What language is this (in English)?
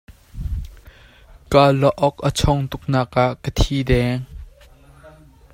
Hakha Chin